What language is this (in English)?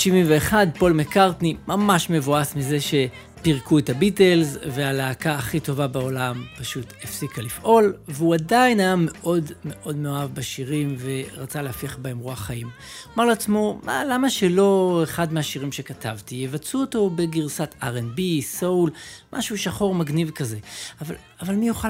Hebrew